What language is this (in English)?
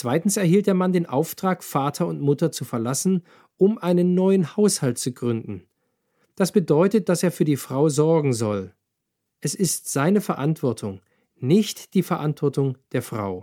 German